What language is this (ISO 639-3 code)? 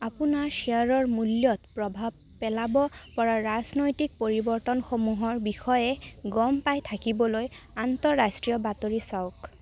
asm